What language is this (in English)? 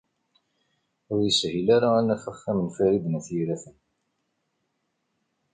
Kabyle